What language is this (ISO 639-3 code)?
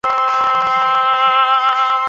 zho